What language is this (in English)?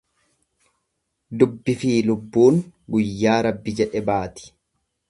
Oromo